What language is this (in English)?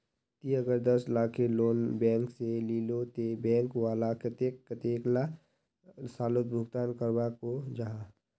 Magahi